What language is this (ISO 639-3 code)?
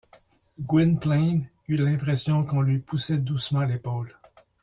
fra